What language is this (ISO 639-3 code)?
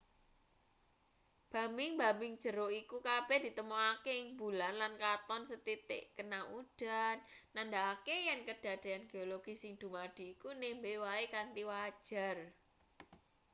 jav